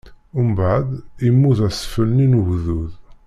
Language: Kabyle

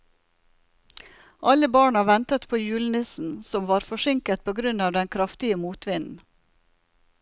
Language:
Norwegian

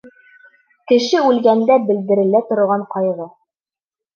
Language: Bashkir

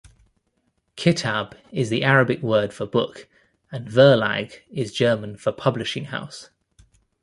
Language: English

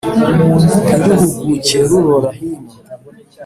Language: Kinyarwanda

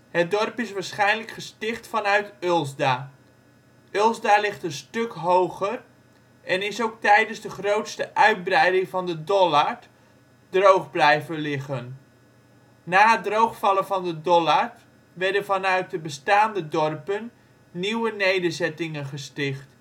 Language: Dutch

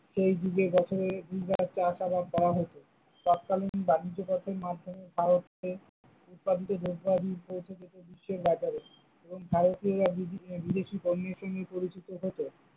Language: Bangla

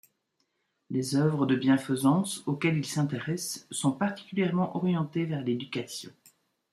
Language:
French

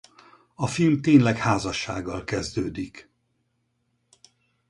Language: Hungarian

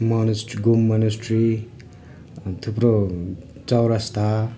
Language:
Nepali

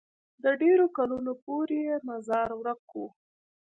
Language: Pashto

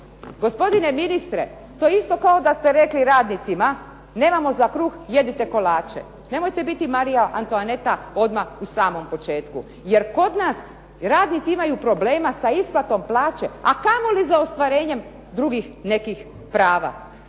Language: Croatian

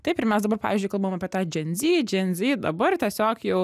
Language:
Lithuanian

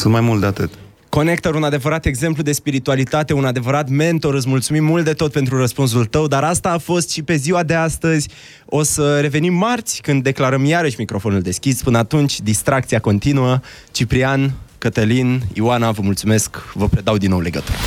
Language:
Romanian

